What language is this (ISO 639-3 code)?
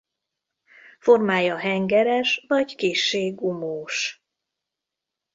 hun